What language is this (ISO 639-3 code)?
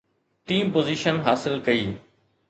snd